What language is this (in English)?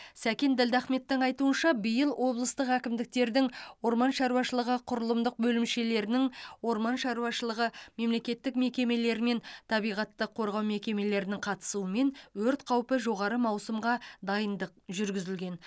Kazakh